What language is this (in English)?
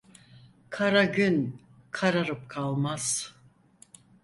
Turkish